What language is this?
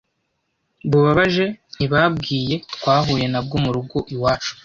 Kinyarwanda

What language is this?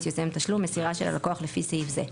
Hebrew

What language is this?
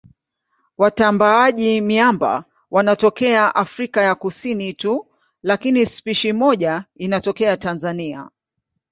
Swahili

